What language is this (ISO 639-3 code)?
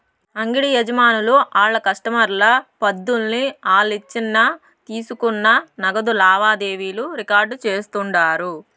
tel